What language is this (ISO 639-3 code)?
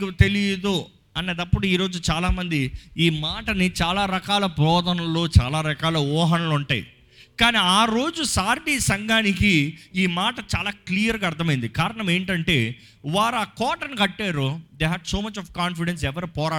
tel